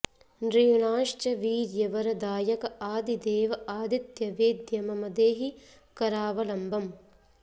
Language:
Sanskrit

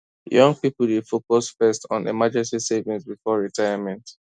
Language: Nigerian Pidgin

